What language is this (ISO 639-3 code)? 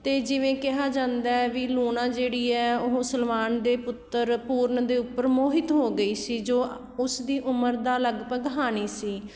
pan